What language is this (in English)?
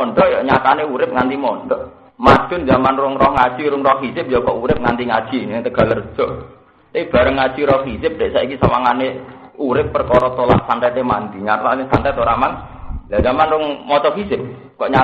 Indonesian